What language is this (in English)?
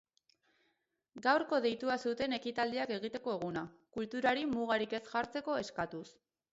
Basque